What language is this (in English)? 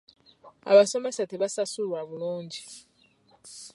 Ganda